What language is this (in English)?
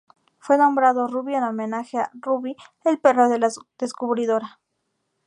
Spanish